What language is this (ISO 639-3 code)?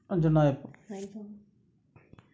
mal